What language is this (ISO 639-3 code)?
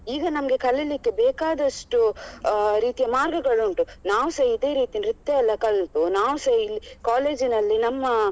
kan